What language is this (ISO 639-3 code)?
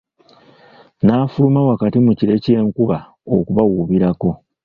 lug